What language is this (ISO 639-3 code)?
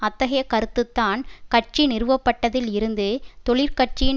tam